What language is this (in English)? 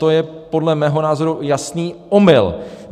Czech